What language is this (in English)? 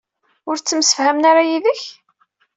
Kabyle